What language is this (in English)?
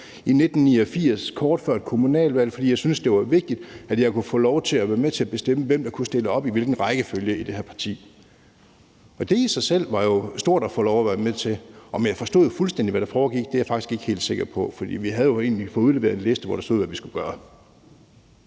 Danish